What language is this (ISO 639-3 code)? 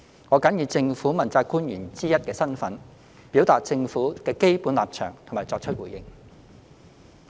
yue